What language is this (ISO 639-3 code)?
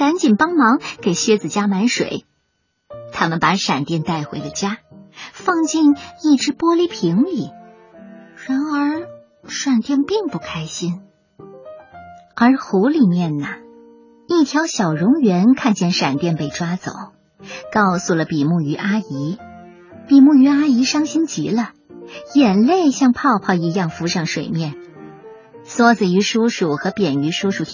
zho